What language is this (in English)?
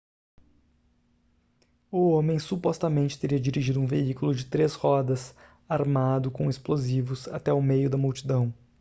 Portuguese